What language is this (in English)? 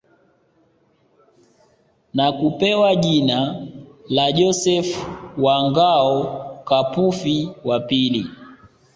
Swahili